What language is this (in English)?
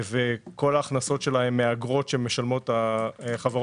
Hebrew